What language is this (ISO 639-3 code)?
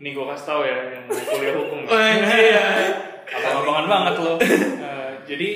ind